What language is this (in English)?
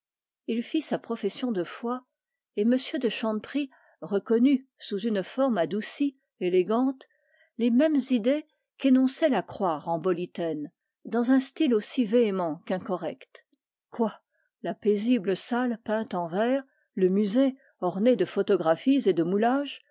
French